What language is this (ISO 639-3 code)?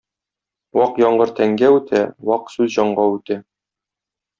tat